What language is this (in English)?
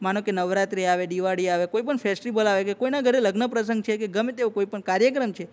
Gujarati